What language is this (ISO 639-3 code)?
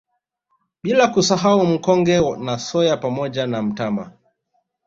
swa